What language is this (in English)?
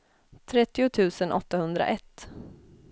Swedish